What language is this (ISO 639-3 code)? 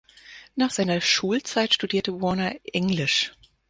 deu